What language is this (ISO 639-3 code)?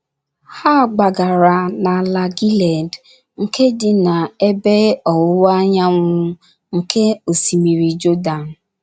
ibo